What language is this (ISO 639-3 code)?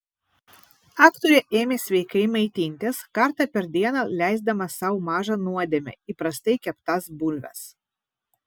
lit